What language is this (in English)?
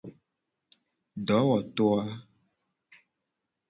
Gen